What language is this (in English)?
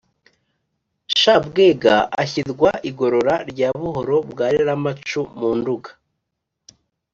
Kinyarwanda